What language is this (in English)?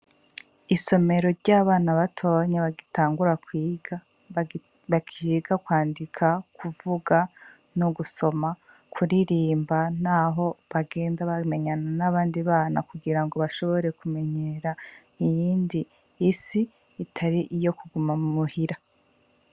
Rundi